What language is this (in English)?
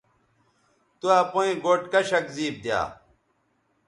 Bateri